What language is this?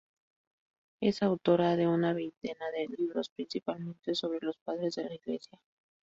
Spanish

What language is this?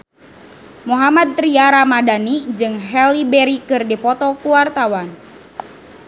Sundanese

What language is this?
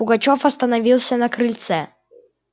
Russian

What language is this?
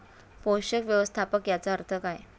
Marathi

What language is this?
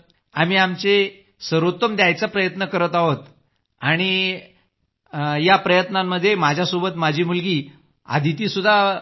Marathi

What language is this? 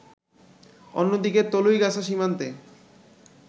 Bangla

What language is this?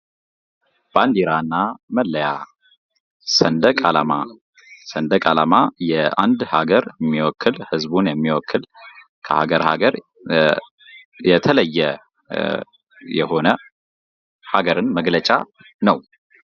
Amharic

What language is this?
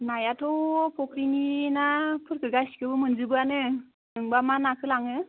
Bodo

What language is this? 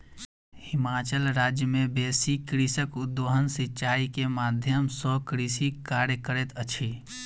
Maithili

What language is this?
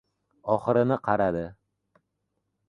Uzbek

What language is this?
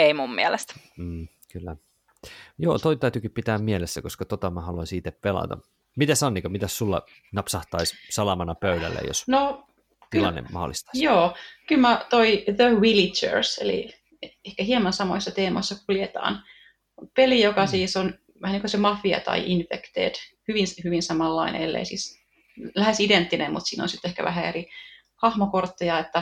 Finnish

